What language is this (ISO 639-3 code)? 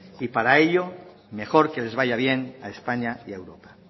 spa